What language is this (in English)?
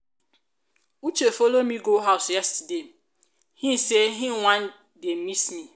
Nigerian Pidgin